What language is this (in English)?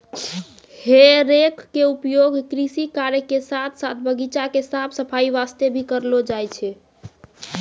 Maithili